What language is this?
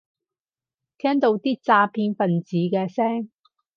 Cantonese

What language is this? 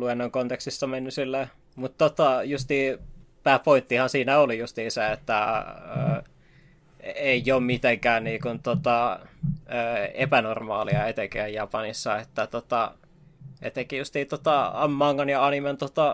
Finnish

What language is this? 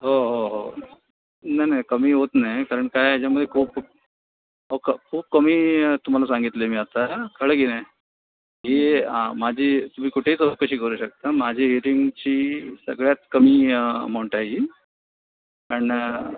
Marathi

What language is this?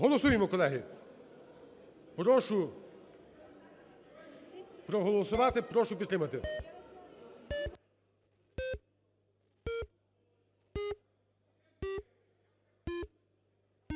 Ukrainian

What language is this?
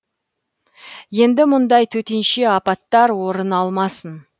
Kazakh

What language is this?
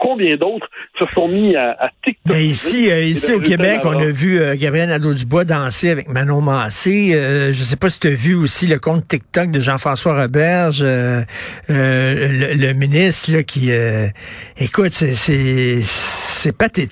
French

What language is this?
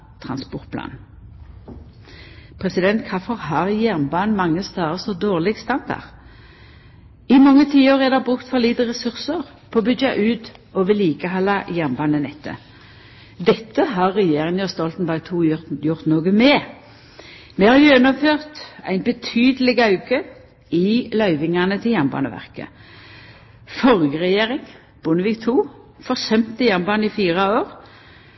Norwegian Nynorsk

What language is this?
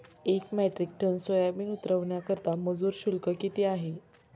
Marathi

